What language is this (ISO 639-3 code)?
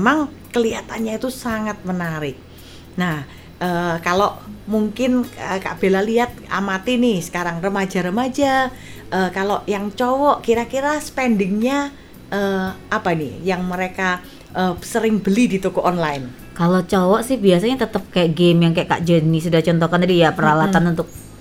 ind